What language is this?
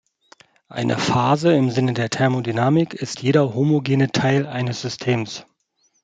German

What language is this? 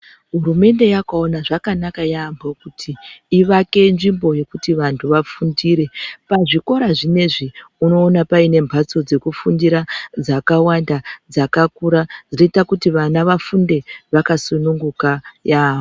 Ndau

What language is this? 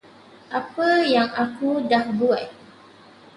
Malay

